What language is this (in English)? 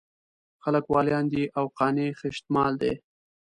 Pashto